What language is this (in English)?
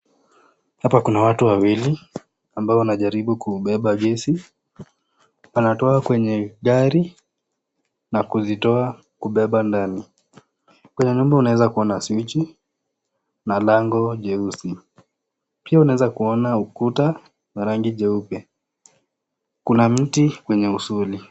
Swahili